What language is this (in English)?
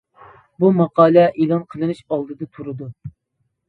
Uyghur